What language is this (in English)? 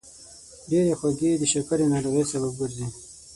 Pashto